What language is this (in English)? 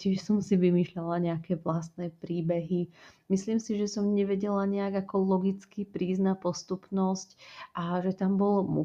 Slovak